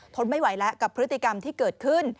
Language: Thai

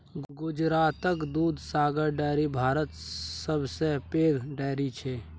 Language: Maithili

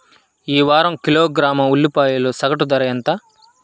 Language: Telugu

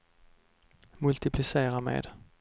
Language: Swedish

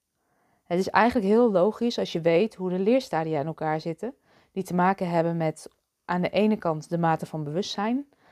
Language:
Dutch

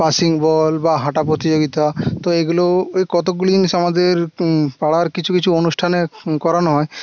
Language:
Bangla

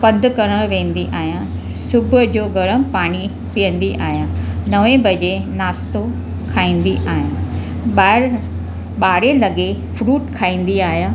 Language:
Sindhi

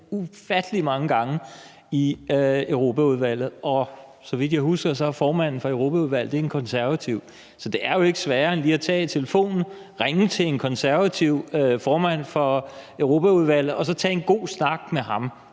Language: Danish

